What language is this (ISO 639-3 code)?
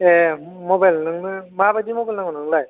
brx